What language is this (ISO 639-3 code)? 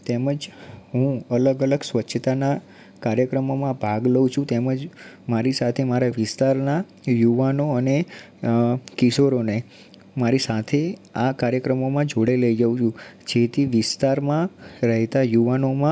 guj